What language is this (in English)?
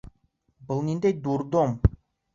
Bashkir